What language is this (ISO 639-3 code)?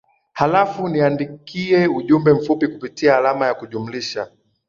swa